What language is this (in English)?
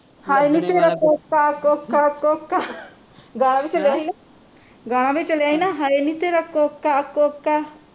Punjabi